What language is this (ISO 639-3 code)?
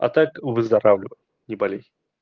rus